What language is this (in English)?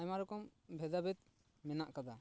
Santali